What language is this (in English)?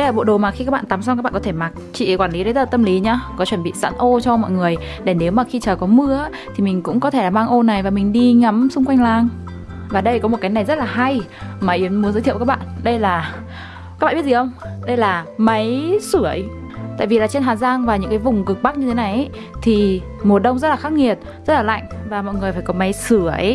Vietnamese